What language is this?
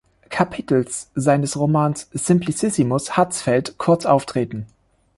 German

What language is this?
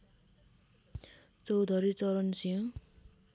Nepali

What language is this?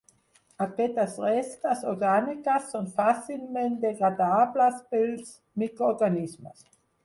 Catalan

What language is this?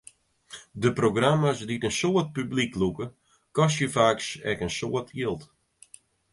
Western Frisian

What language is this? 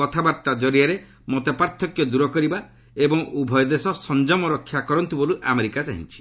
Odia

